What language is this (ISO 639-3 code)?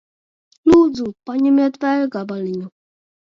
lav